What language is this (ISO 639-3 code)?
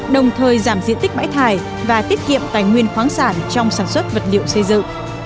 vie